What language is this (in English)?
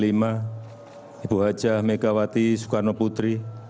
Indonesian